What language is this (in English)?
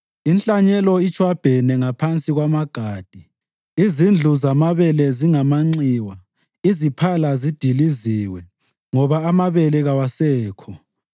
North Ndebele